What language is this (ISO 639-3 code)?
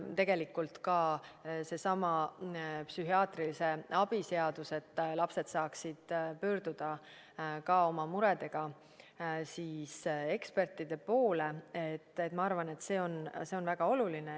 est